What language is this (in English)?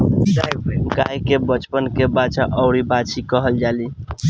Bhojpuri